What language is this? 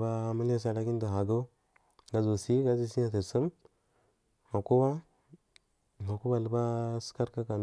Marghi South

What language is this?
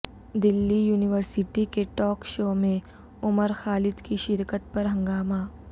Urdu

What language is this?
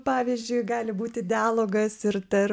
Lithuanian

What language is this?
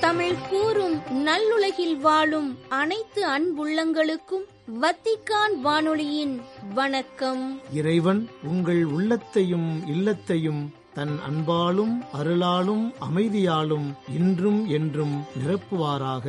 Tamil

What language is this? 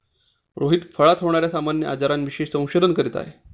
Marathi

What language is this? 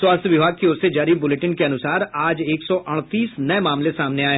Hindi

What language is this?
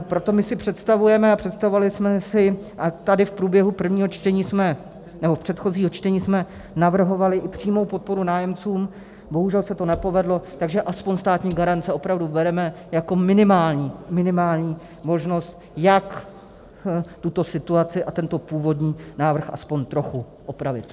Czech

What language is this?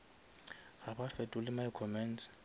Northern Sotho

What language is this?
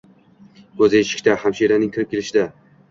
Uzbek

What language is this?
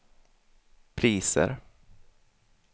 Swedish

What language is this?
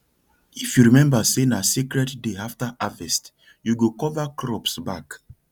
Nigerian Pidgin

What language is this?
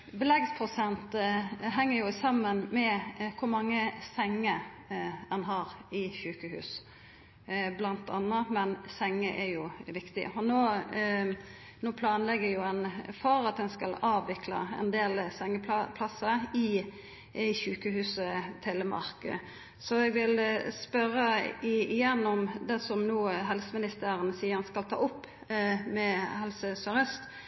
Norwegian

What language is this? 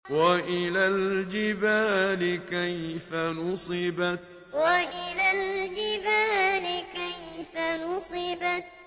Arabic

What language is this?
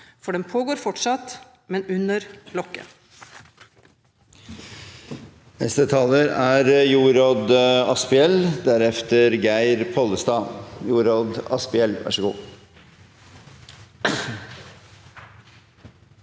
Norwegian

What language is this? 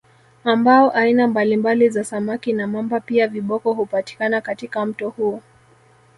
Swahili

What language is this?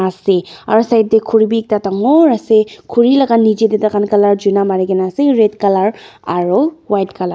Naga Pidgin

